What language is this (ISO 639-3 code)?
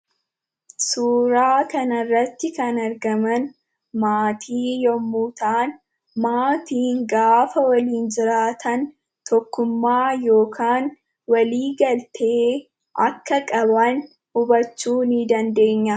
orm